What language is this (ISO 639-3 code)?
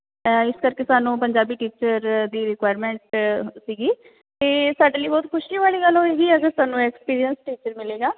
pan